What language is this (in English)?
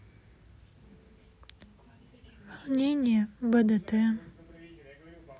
Russian